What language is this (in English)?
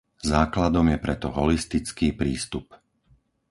Slovak